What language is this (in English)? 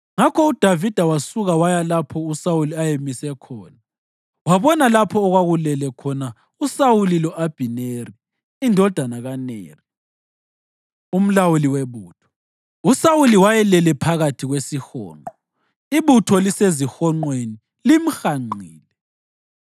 North Ndebele